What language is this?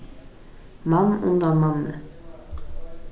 Faroese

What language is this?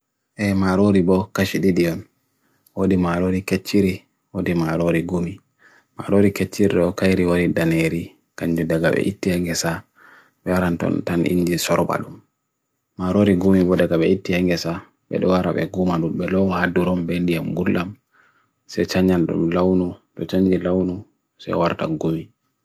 Bagirmi Fulfulde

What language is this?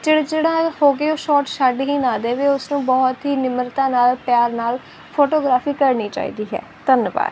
Punjabi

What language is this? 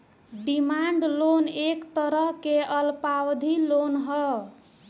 Bhojpuri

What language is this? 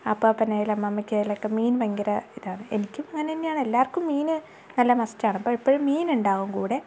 Malayalam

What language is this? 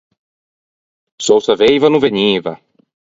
Ligurian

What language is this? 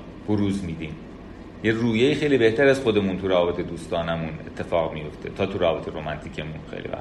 Persian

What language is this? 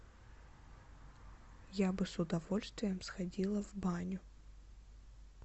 Russian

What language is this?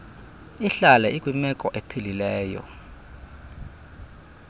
Xhosa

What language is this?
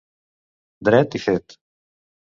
Catalan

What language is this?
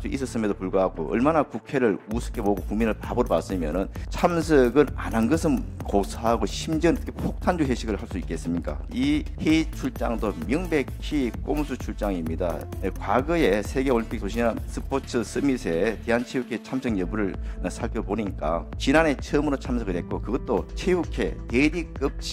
Korean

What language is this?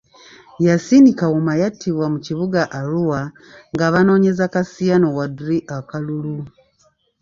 Ganda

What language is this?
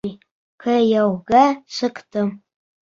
Bashkir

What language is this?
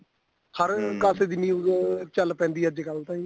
Punjabi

